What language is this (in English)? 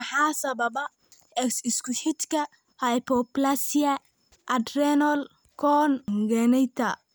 Somali